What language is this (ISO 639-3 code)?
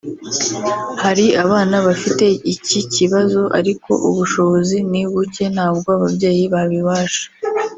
kin